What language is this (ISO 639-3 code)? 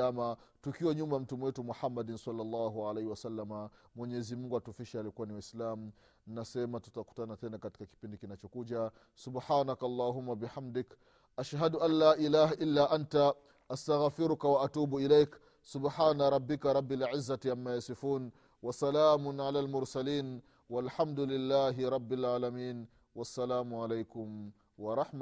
swa